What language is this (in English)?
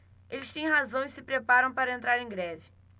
Portuguese